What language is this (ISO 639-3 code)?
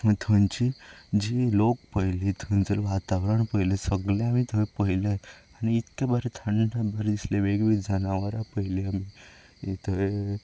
kok